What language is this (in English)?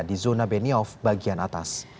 Indonesian